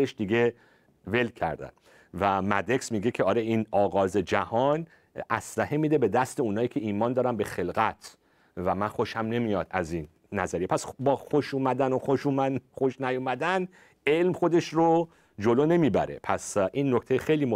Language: Persian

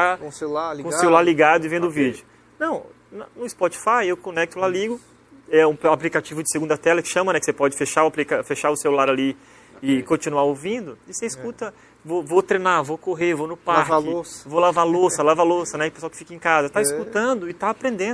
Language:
Portuguese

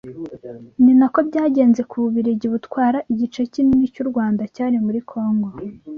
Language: Kinyarwanda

